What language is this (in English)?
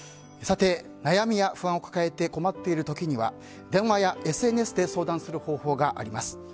Japanese